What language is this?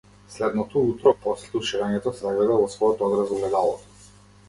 Macedonian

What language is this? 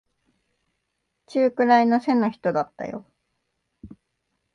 Japanese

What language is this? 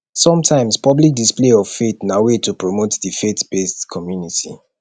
Nigerian Pidgin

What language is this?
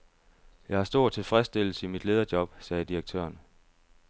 Danish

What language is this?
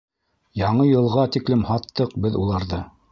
Bashkir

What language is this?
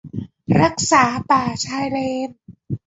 Thai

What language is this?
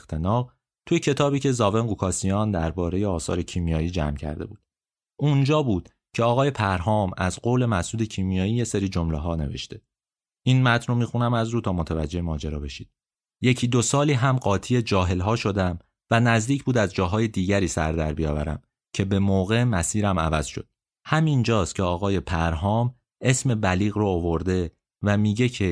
Persian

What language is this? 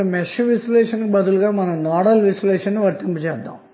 Telugu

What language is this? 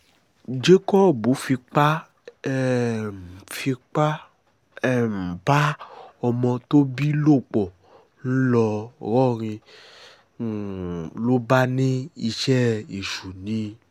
Yoruba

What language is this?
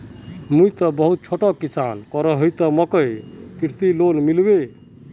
Magahi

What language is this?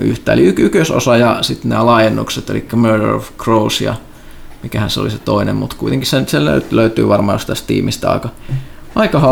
Finnish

